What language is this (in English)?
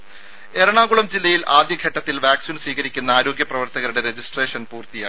Malayalam